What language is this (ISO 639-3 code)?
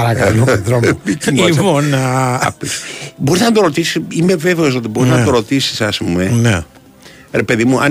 ell